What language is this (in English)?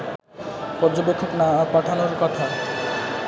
Bangla